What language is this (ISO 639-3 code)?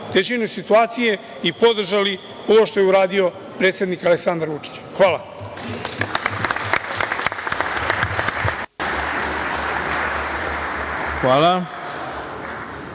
srp